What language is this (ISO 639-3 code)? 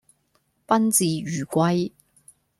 yue